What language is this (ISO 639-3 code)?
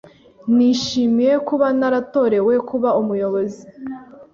kin